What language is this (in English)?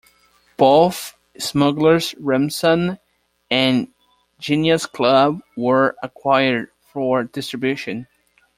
English